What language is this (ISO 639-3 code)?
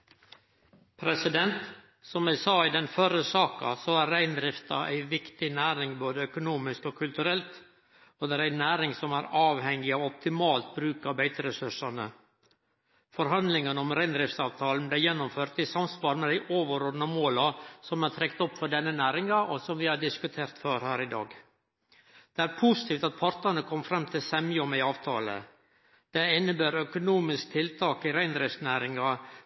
nor